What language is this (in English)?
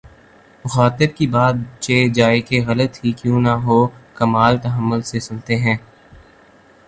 Urdu